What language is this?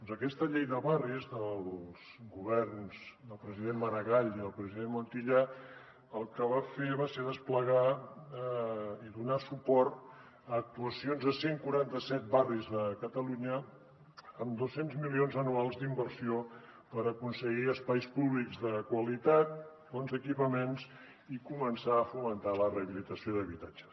Catalan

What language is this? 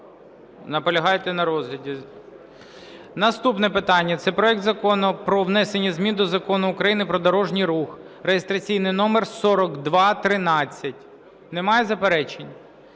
Ukrainian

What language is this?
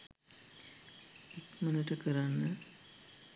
Sinhala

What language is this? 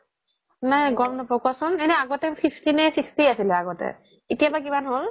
Assamese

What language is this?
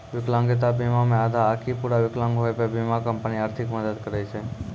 Maithili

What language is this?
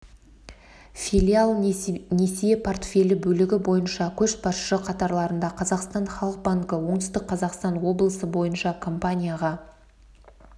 Kazakh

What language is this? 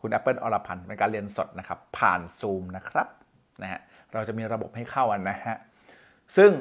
Thai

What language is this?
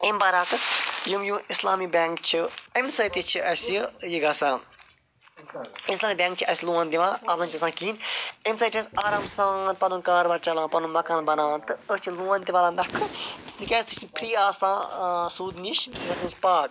Kashmiri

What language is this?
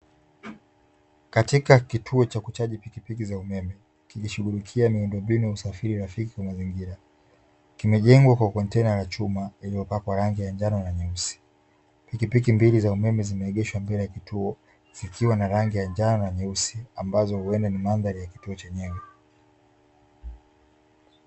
Swahili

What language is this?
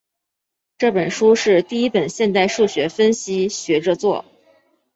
Chinese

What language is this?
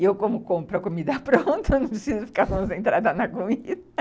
Portuguese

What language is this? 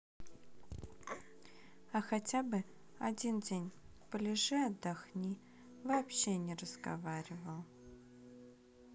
Russian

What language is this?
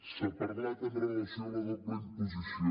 Catalan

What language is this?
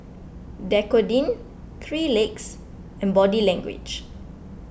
English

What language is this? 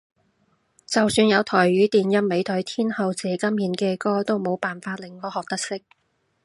Cantonese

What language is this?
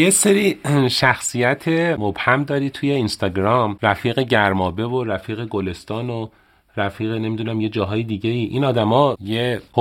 Persian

